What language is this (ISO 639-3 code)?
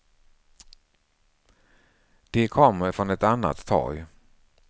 swe